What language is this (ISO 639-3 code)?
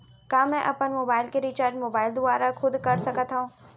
hne